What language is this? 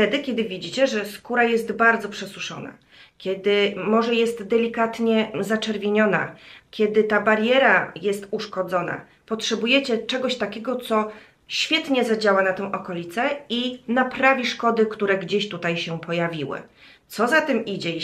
Polish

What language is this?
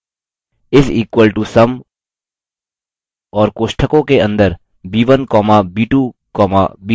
Hindi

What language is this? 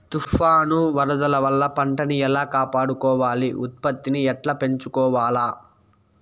Telugu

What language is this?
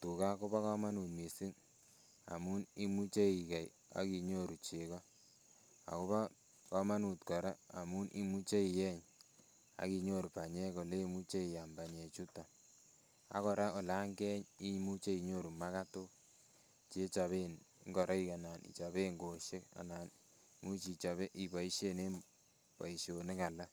Kalenjin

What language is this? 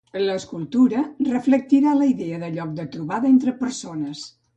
Catalan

